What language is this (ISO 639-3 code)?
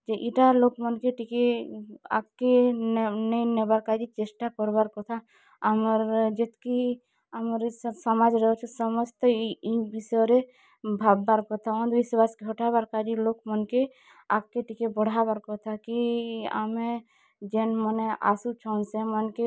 ori